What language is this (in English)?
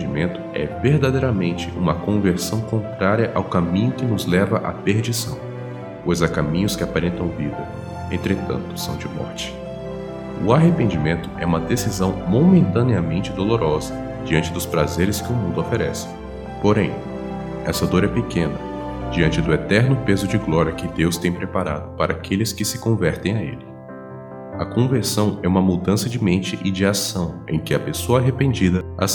Portuguese